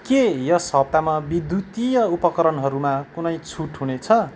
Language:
Nepali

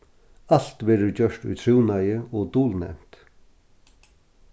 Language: Faroese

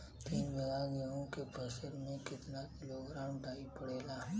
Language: Bhojpuri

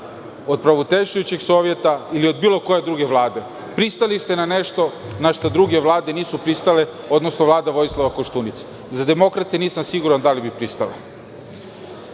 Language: Serbian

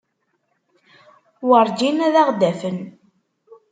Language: Kabyle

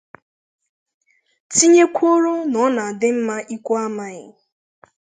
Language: Igbo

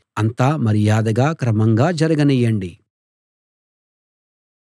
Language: Telugu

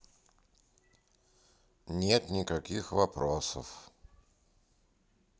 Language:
Russian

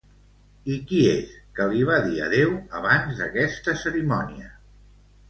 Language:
Catalan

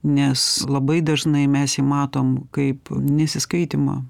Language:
Lithuanian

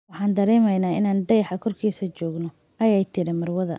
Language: Somali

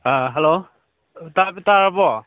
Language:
Manipuri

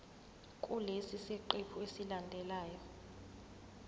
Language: Zulu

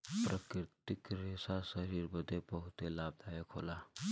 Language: Bhojpuri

